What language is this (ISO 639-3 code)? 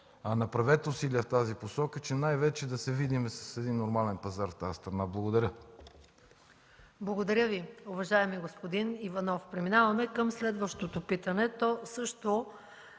bul